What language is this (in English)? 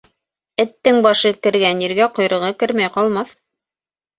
Bashkir